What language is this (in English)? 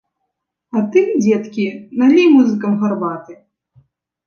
Belarusian